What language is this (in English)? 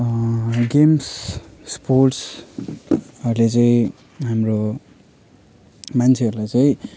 Nepali